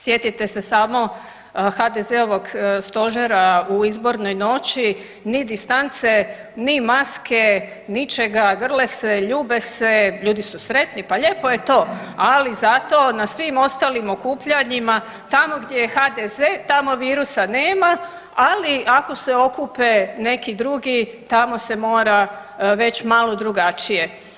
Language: Croatian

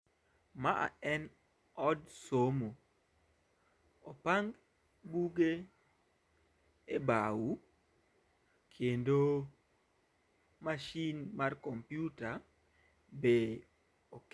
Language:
Luo (Kenya and Tanzania)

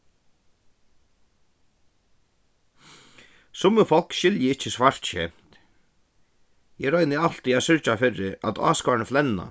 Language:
Faroese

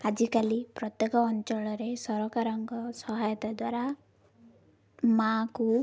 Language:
Odia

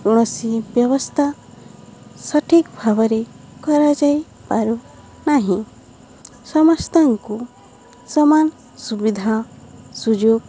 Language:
Odia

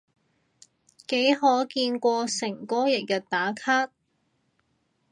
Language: Cantonese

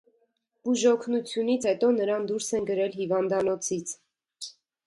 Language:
Armenian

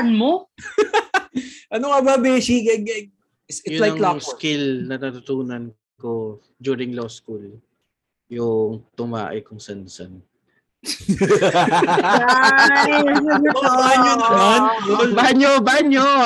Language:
Filipino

